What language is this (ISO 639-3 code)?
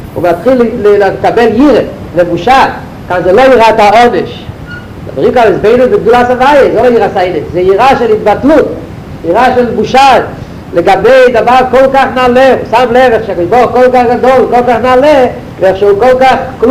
heb